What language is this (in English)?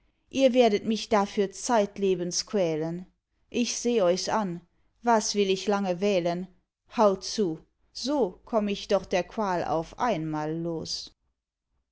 German